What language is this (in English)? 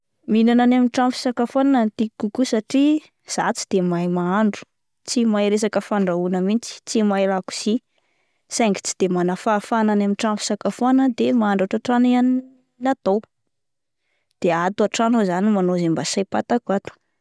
Malagasy